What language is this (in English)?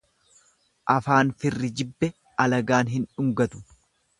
Oromo